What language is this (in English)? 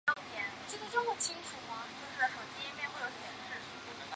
Chinese